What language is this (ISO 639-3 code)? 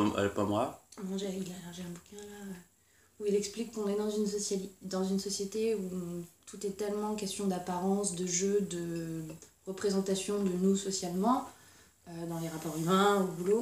fra